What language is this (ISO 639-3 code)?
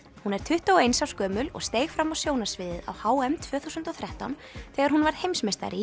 isl